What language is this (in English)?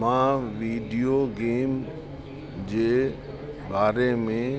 Sindhi